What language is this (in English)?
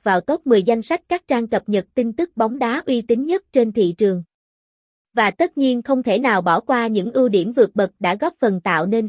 Vietnamese